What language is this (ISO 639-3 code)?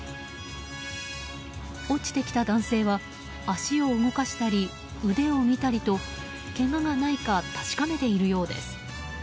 jpn